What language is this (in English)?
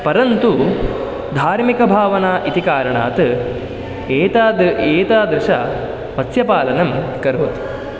Sanskrit